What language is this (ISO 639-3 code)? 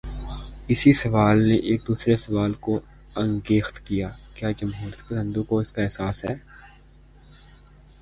urd